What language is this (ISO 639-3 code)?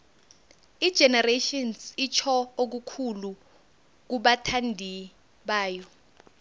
nbl